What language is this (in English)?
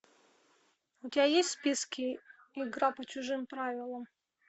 Russian